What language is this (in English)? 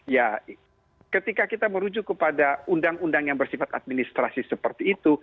Indonesian